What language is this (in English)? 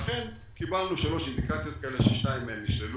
Hebrew